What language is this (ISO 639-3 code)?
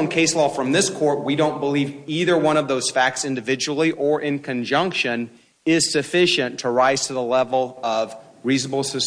eng